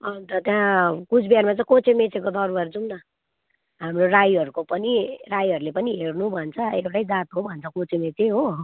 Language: Nepali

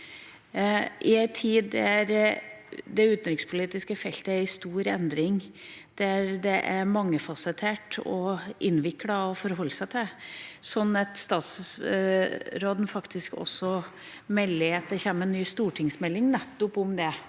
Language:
Norwegian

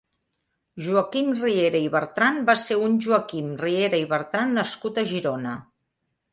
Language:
Catalan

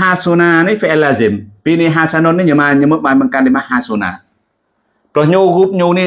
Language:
Indonesian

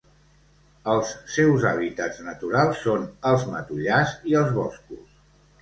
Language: Catalan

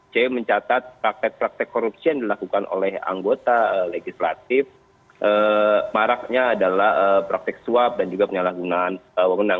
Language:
Indonesian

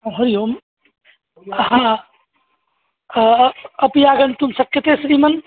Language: Sanskrit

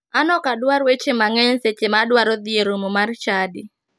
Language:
Luo (Kenya and Tanzania)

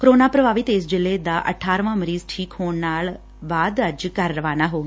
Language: Punjabi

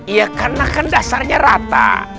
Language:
Indonesian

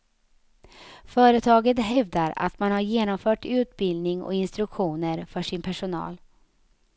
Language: Swedish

